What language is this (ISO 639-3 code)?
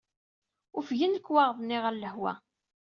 kab